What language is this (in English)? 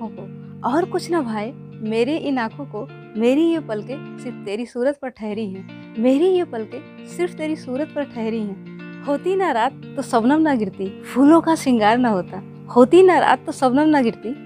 Hindi